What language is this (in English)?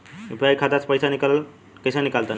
Bhojpuri